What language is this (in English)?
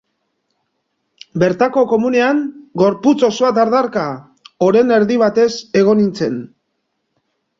Basque